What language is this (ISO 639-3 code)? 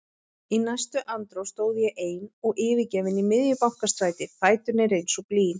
isl